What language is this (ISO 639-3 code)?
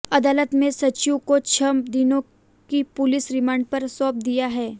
hin